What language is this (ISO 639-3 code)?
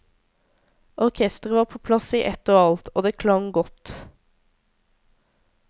nor